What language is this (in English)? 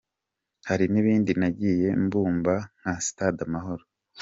Kinyarwanda